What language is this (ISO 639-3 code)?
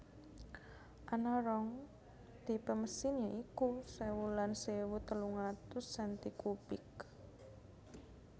jav